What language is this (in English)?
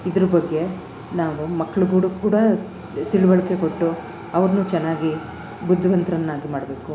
Kannada